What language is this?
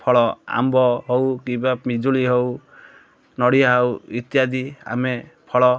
Odia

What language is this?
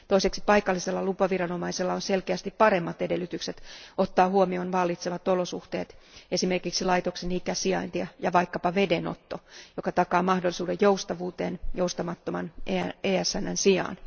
Finnish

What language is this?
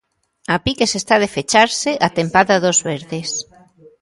Galician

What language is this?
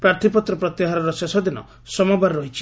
Odia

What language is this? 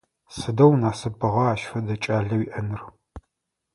Adyghe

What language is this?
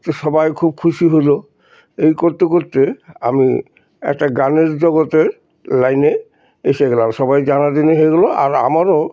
Bangla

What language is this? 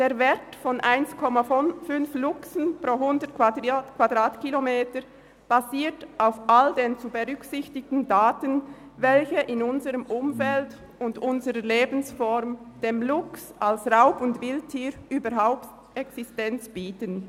Swiss German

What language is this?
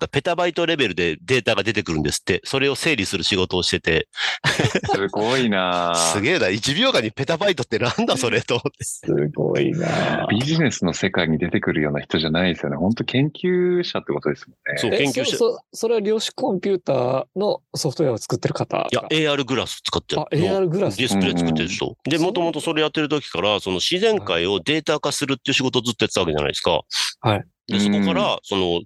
Japanese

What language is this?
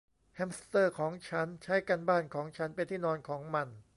Thai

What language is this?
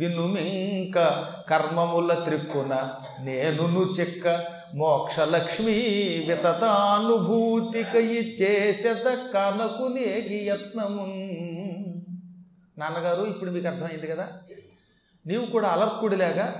Telugu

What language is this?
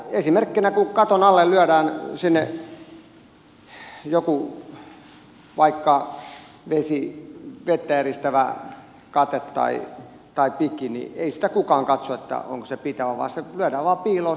Finnish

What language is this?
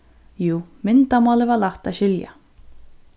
Faroese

